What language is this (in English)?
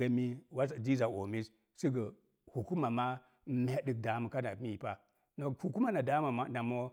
Mom Jango